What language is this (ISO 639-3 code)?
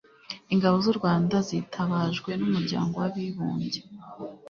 kin